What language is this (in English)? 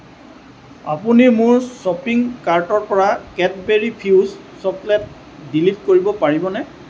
Assamese